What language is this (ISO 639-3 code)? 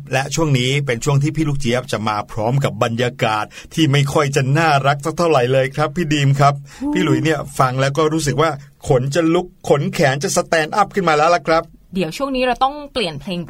tha